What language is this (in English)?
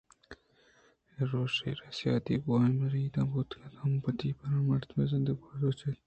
Eastern Balochi